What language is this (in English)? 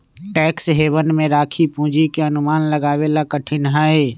Magahi